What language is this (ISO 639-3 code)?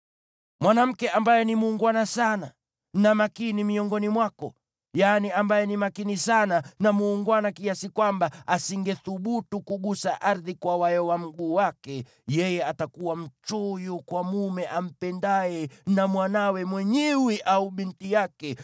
swa